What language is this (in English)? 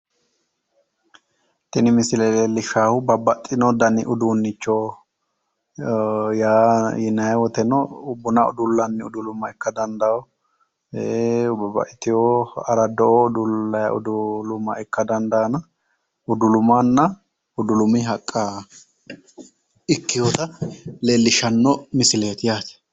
Sidamo